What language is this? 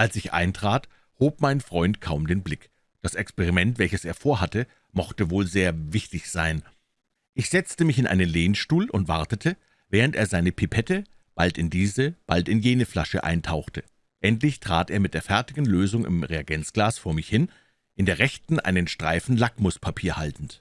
German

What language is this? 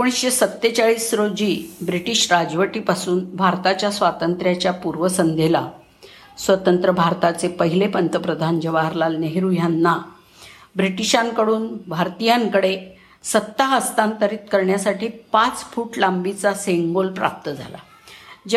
Marathi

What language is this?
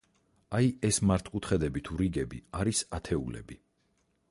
Georgian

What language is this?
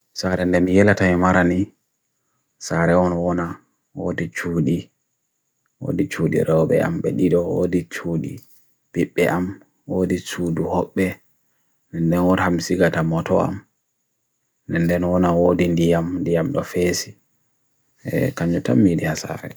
Bagirmi Fulfulde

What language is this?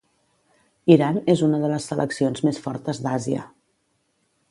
Catalan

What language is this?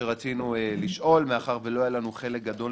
Hebrew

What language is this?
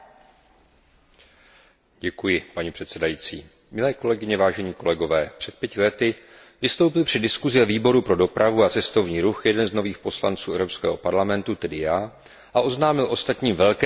Czech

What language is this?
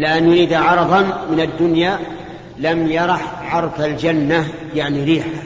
Arabic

